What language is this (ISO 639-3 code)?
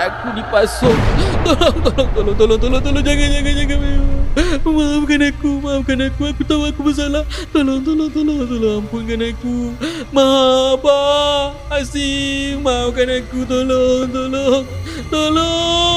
msa